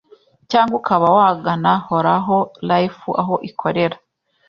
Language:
Kinyarwanda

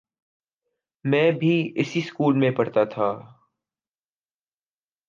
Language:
Urdu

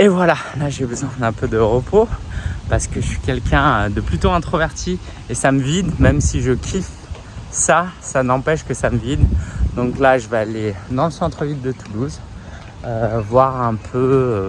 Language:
French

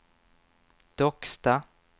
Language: Swedish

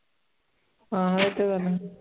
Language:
Punjabi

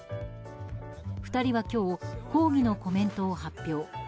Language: Japanese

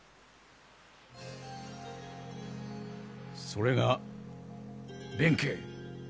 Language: Japanese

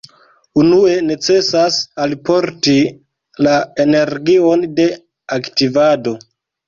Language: Esperanto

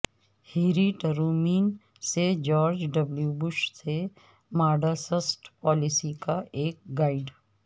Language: Urdu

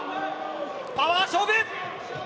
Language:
Japanese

